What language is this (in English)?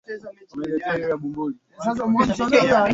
Swahili